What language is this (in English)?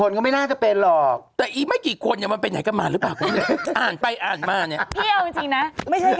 Thai